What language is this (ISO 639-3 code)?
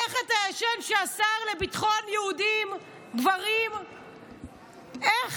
heb